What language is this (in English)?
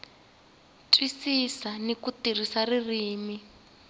Tsonga